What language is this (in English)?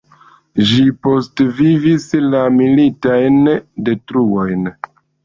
Esperanto